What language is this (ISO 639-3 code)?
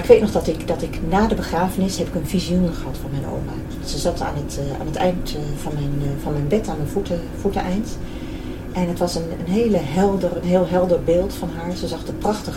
nld